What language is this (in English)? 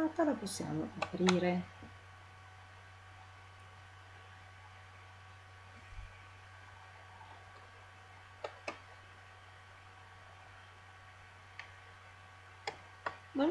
Italian